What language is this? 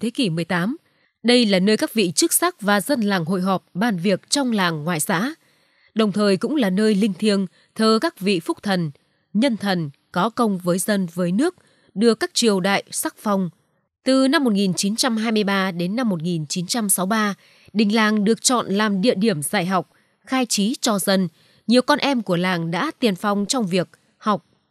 Vietnamese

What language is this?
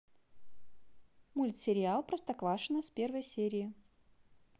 Russian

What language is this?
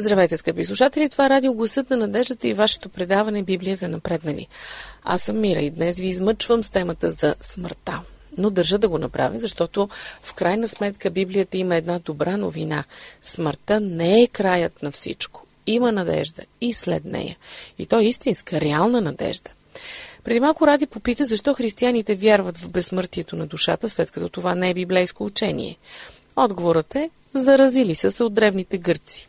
Bulgarian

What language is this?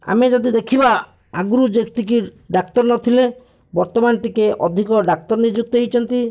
Odia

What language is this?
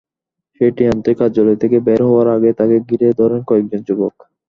Bangla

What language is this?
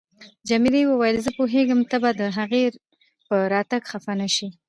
Pashto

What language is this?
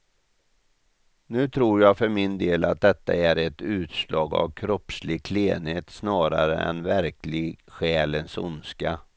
Swedish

